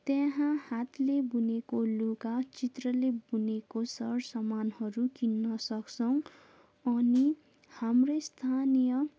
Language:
Nepali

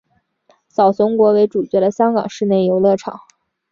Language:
Chinese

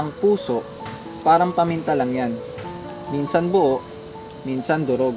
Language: Filipino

